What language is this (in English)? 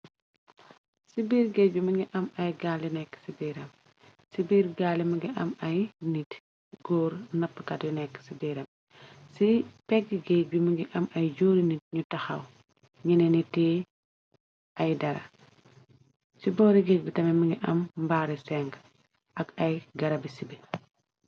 Wolof